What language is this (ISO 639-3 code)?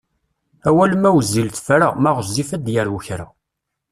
kab